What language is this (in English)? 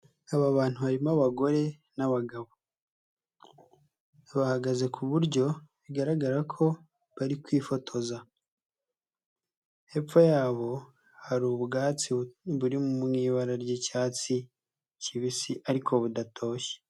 Kinyarwanda